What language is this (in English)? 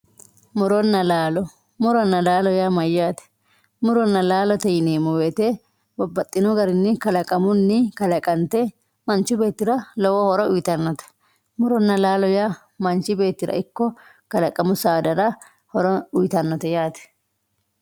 Sidamo